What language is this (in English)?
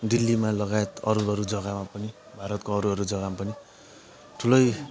Nepali